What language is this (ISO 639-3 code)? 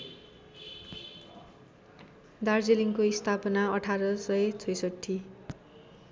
nep